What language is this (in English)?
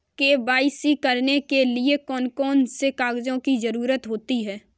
Hindi